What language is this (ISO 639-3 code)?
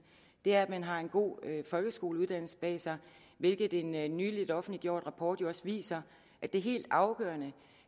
dan